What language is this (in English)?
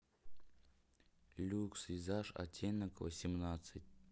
Russian